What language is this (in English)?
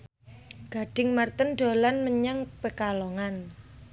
Javanese